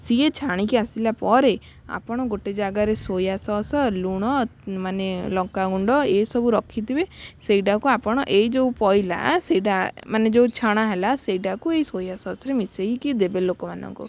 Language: Odia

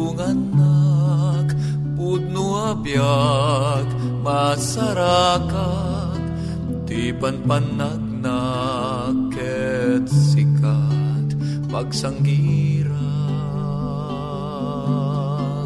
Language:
Filipino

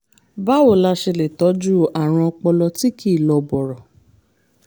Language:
Yoruba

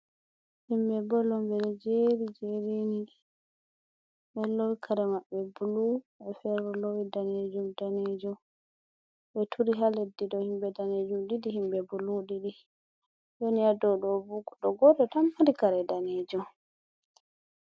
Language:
Fula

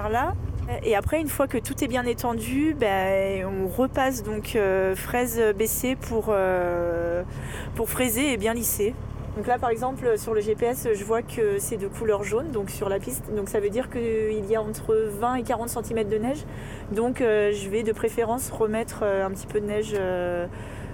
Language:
French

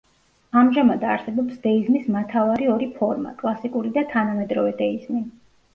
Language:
Georgian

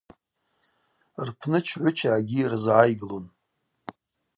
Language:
Abaza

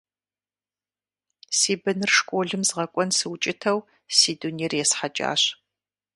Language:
Kabardian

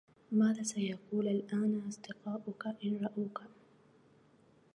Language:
Arabic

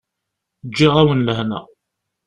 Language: Kabyle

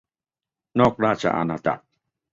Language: Thai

